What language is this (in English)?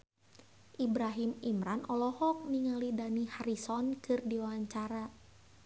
Sundanese